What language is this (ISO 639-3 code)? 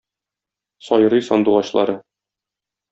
tat